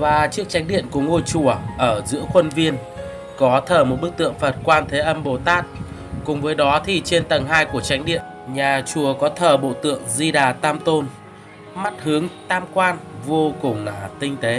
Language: Vietnamese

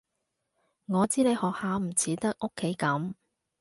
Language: Cantonese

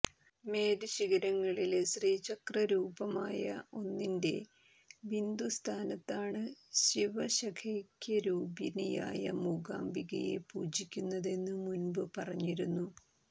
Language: Malayalam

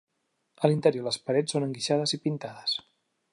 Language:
Catalan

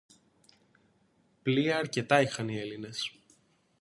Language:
Greek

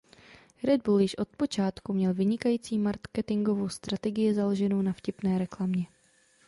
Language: Czech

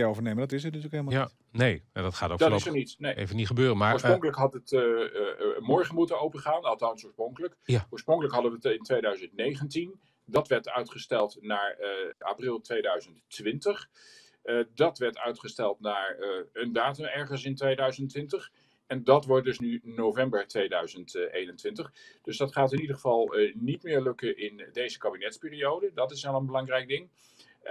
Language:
Dutch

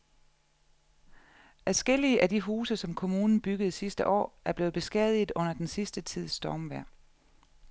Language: Danish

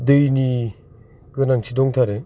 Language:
Bodo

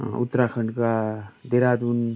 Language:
Nepali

